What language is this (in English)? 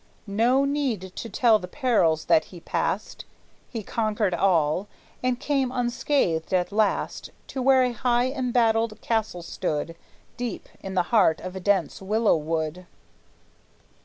English